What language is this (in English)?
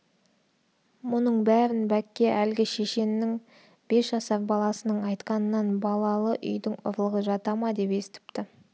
Kazakh